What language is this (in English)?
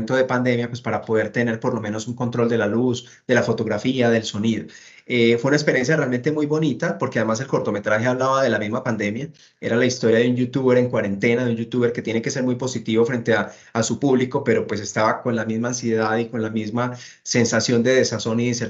Spanish